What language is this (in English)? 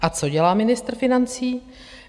Czech